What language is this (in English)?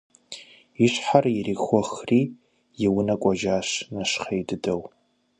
Kabardian